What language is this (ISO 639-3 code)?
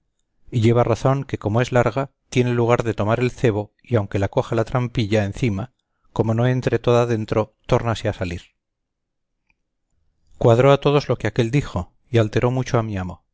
spa